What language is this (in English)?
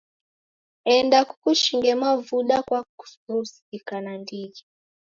Taita